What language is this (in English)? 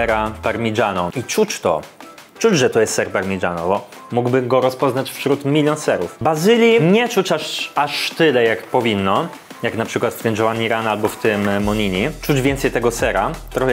Polish